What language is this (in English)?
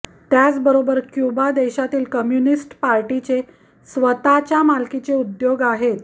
Marathi